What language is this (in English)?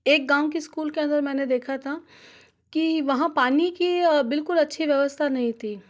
Hindi